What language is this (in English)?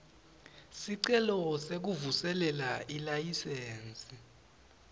Swati